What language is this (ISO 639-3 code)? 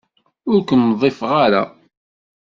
kab